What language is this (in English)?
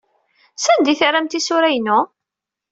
Kabyle